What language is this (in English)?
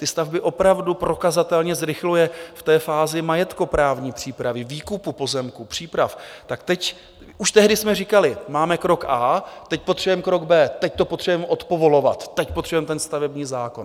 Czech